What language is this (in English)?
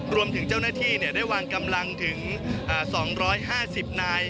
Thai